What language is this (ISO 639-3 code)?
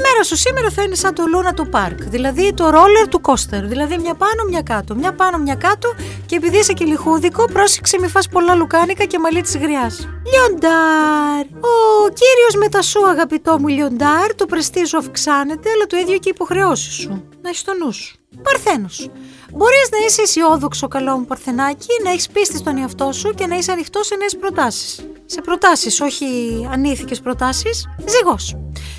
ell